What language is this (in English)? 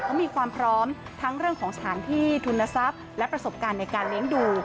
Thai